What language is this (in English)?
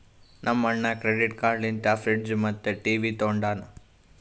Kannada